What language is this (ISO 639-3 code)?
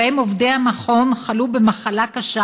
heb